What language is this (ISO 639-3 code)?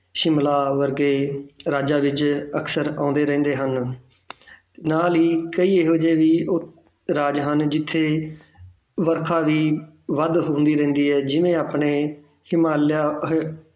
pan